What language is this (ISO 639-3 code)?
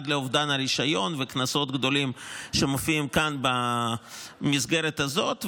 heb